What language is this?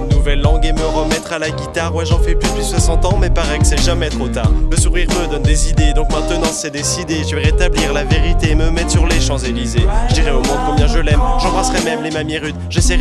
French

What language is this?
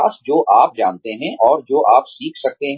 Hindi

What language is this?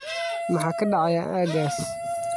Somali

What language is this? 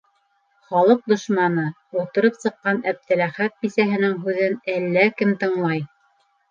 Bashkir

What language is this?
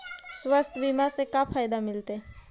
Magahi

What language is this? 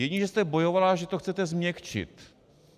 Czech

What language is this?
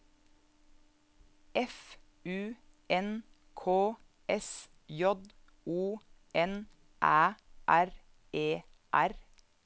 Norwegian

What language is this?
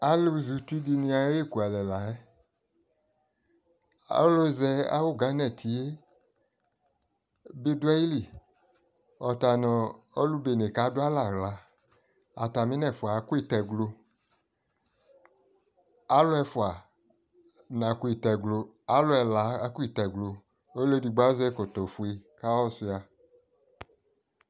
Ikposo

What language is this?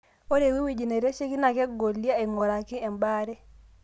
Masai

